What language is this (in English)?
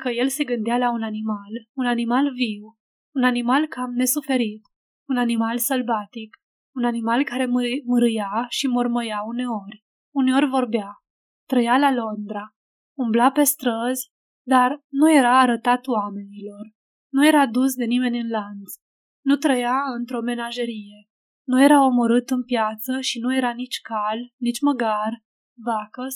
Romanian